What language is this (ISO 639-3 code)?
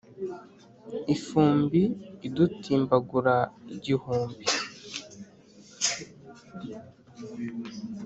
kin